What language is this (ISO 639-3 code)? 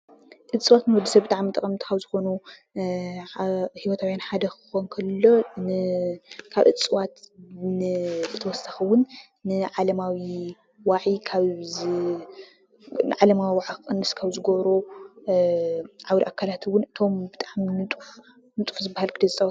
tir